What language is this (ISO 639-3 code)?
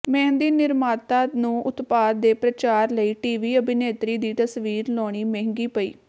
pan